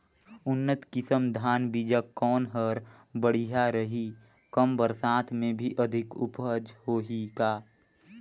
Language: Chhattisgarhi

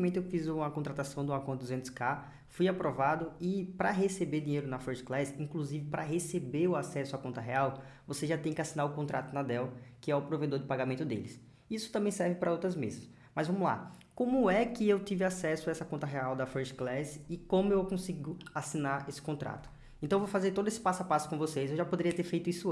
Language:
Portuguese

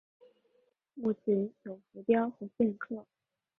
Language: Chinese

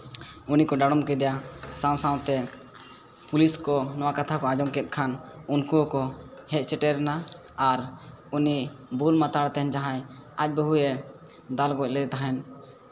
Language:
Santali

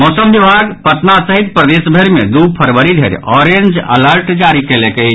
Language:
Maithili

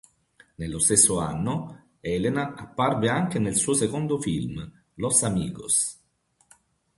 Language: Italian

